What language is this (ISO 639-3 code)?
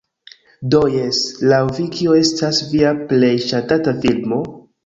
epo